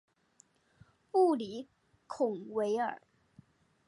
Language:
Chinese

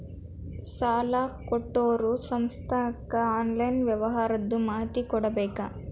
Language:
Kannada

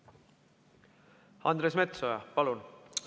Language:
Estonian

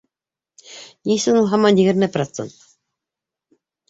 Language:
Bashkir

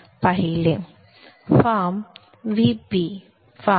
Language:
Marathi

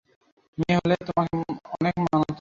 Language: Bangla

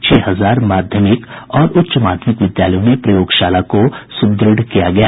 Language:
Hindi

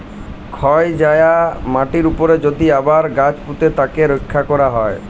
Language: Bangla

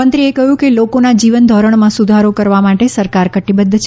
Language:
Gujarati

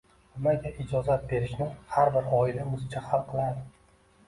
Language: Uzbek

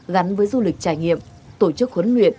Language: Vietnamese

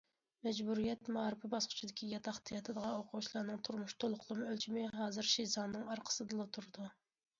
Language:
Uyghur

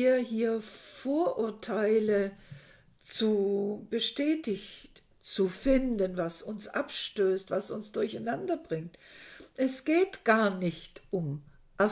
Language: German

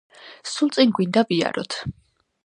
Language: Georgian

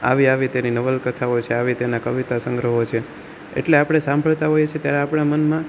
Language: Gujarati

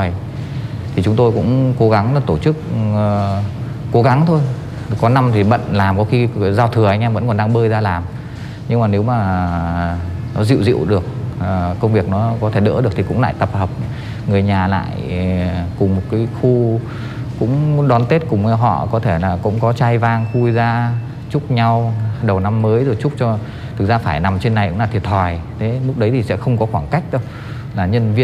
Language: Vietnamese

